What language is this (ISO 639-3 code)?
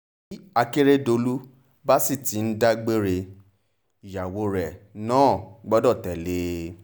yor